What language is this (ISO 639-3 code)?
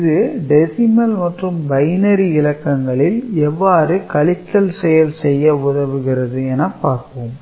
tam